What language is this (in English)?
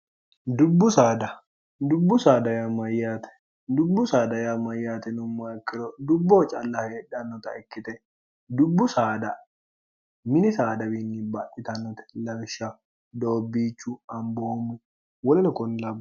Sidamo